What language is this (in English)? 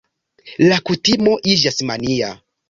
Esperanto